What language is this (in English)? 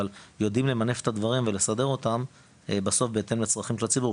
Hebrew